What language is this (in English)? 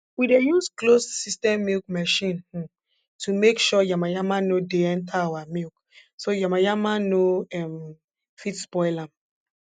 Nigerian Pidgin